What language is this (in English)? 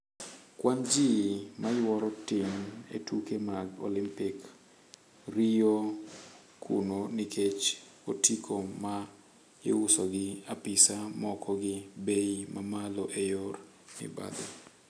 Luo (Kenya and Tanzania)